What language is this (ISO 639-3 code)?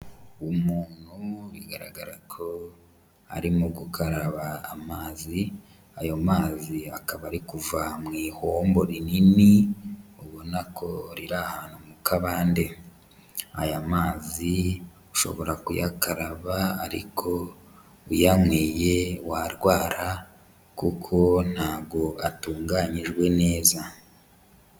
kin